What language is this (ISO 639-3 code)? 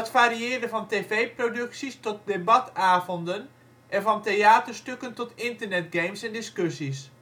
nld